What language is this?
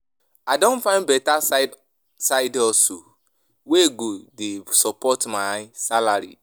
Nigerian Pidgin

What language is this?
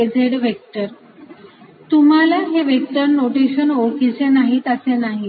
Marathi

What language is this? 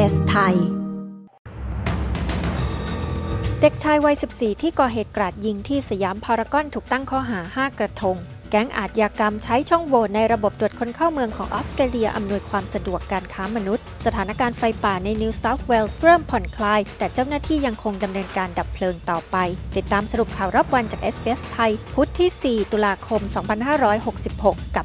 Thai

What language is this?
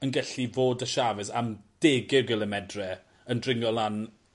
Welsh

